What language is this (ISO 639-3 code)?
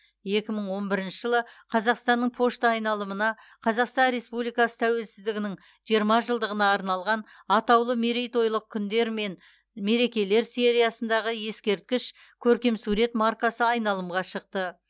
kaz